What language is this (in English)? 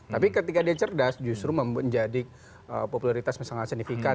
Indonesian